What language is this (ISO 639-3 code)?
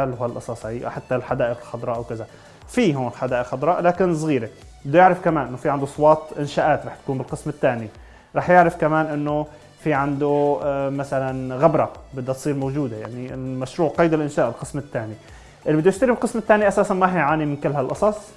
ara